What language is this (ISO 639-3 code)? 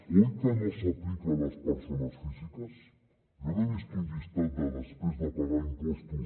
cat